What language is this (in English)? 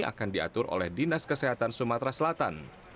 Indonesian